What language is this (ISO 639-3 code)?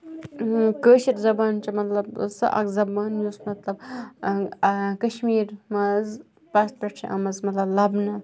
kas